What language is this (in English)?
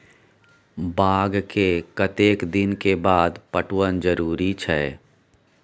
Maithili